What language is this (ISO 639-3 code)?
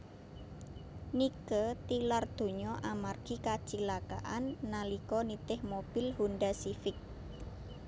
jav